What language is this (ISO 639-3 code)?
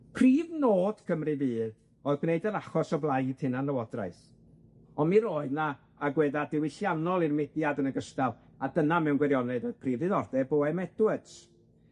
cym